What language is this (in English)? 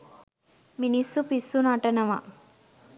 Sinhala